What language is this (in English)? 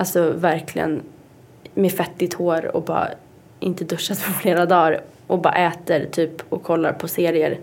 Swedish